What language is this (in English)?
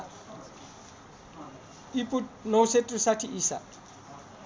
Nepali